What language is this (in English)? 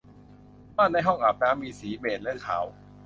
Thai